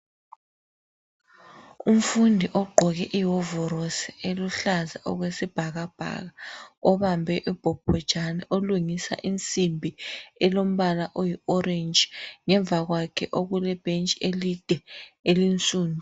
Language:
North Ndebele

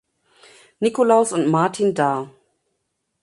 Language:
German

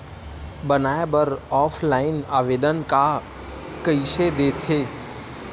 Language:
Chhattisgarhi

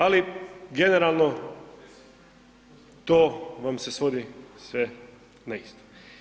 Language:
Croatian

